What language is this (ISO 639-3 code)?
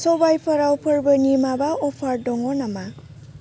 brx